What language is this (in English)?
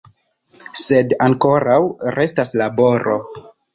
Esperanto